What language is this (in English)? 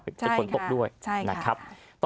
Thai